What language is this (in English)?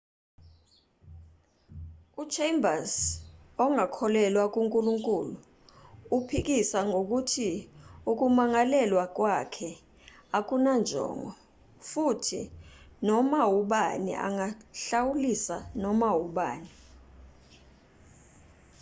Zulu